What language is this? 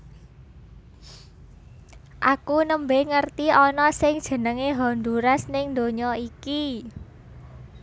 Javanese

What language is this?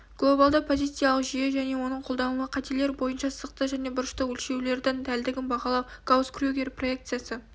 Kazakh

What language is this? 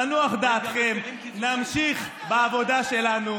Hebrew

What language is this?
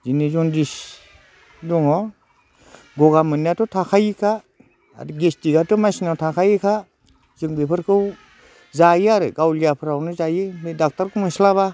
Bodo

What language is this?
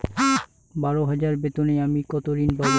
Bangla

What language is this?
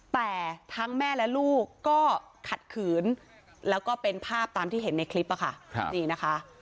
Thai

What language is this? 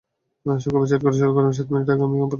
Bangla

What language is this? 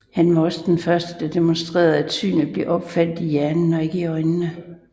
Danish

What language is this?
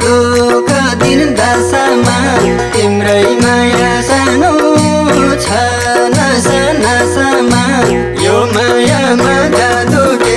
Thai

